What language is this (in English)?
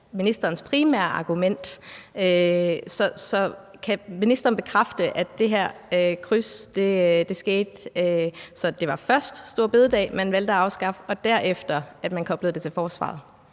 Danish